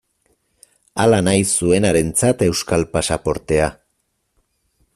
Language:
Basque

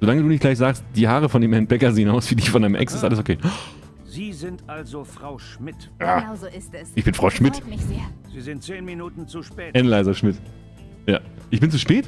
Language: German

